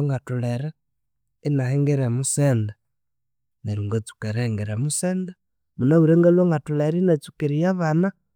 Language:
Konzo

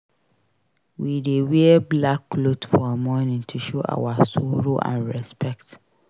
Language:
Nigerian Pidgin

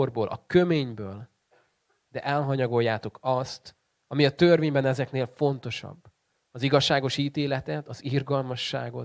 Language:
Hungarian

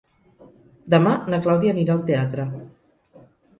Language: Catalan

